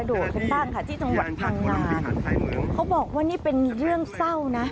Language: Thai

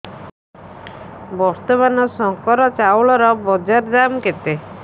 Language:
Odia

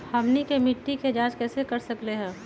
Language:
Magahi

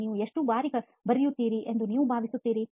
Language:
Kannada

